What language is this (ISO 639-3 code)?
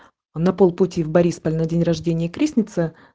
rus